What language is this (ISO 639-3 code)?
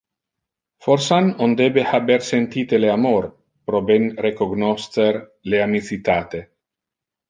ina